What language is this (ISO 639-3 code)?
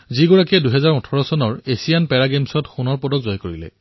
asm